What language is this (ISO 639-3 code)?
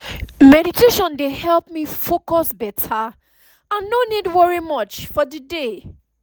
pcm